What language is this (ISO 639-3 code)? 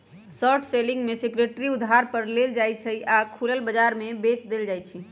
mag